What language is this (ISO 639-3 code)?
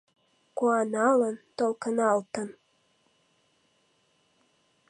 chm